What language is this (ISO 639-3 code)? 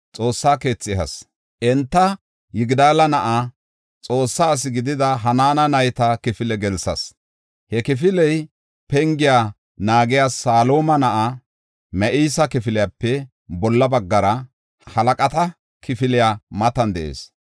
gof